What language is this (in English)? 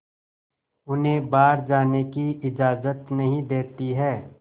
Hindi